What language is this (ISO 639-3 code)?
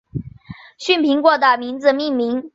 zho